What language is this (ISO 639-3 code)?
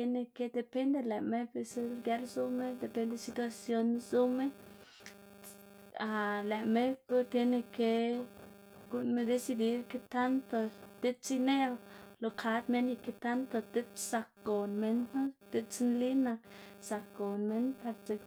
ztg